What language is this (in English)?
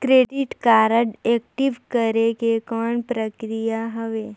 Chhattisgarhi